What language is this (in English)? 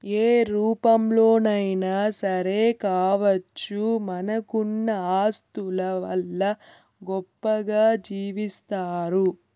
Telugu